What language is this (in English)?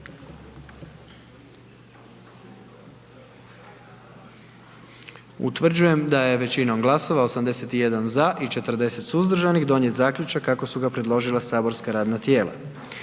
Croatian